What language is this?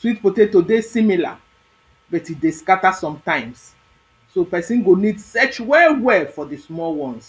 Nigerian Pidgin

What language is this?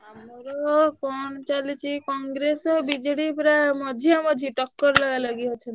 Odia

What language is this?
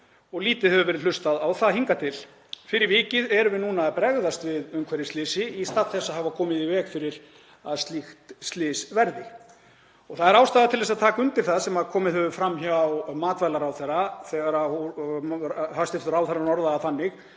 Icelandic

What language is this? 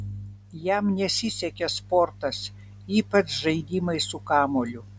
Lithuanian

